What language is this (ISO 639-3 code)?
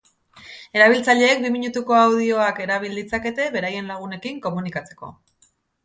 eus